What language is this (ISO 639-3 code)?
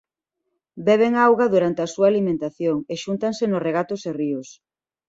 glg